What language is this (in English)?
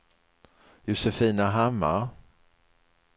Swedish